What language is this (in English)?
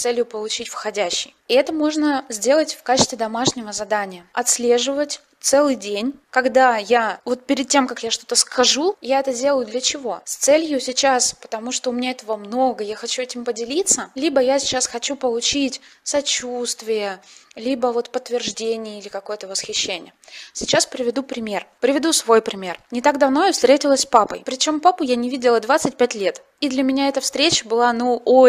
Russian